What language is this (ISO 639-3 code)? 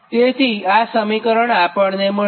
guj